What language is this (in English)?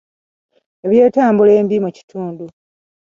Ganda